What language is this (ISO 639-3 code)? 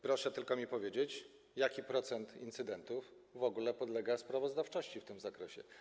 pol